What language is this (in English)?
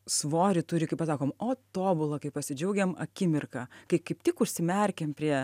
Lithuanian